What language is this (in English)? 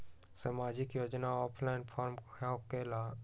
Magahi